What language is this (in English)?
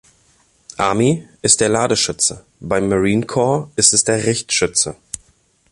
German